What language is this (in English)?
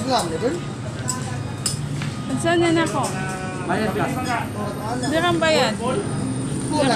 Dutch